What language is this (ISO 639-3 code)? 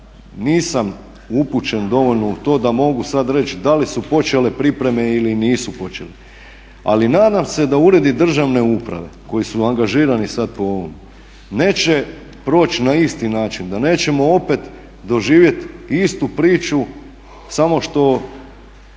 hrv